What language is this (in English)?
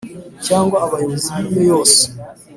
Kinyarwanda